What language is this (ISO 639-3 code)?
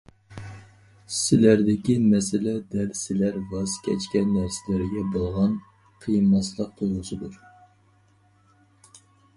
uig